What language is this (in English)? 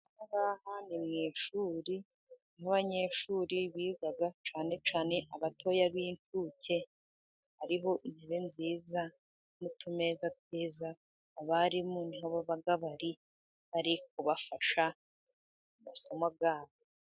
Kinyarwanda